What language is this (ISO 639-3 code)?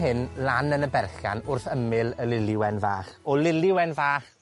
cym